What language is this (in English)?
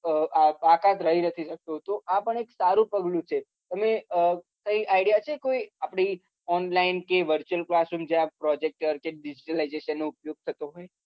Gujarati